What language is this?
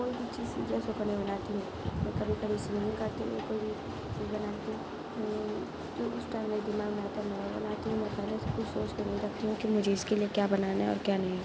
Urdu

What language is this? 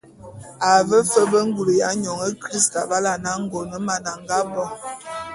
Bulu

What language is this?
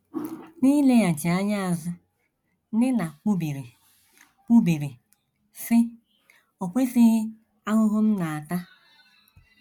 Igbo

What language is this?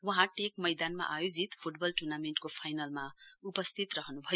Nepali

